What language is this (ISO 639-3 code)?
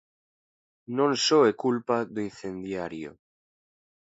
glg